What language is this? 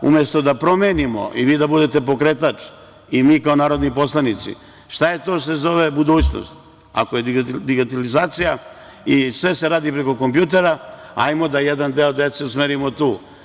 Serbian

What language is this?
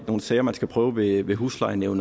Danish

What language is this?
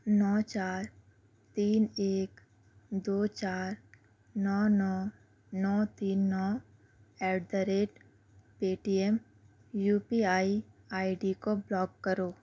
Urdu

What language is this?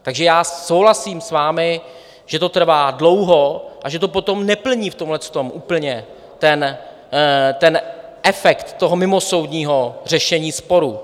Czech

